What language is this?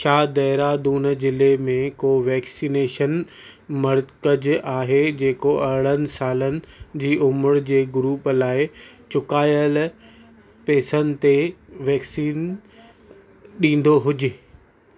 Sindhi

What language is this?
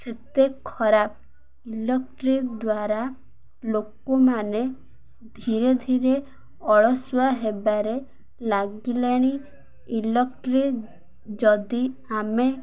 Odia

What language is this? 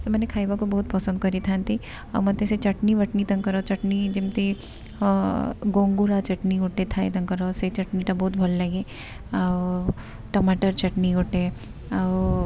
Odia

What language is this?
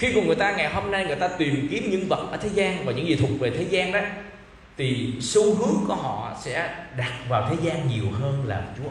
Vietnamese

